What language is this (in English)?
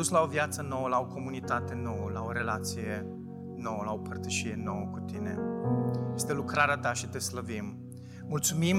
Romanian